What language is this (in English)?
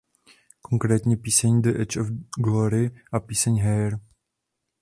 Czech